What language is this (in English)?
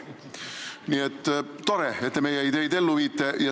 Estonian